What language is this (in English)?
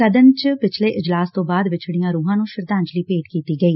Punjabi